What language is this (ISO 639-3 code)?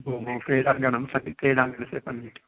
san